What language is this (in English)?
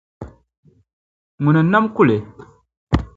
Dagbani